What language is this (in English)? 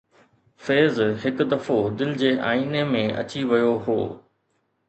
Sindhi